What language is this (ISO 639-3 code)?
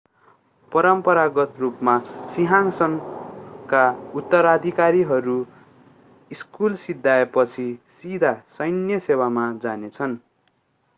nep